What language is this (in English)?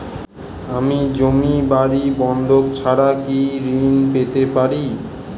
Bangla